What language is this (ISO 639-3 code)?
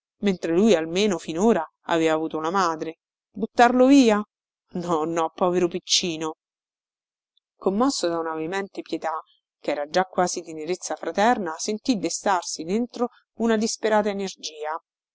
ita